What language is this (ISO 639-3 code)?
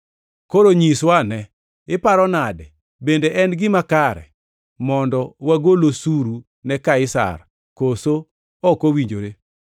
luo